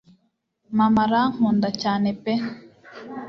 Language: Kinyarwanda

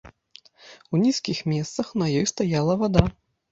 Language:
Belarusian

